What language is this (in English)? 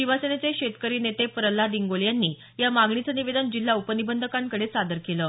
Marathi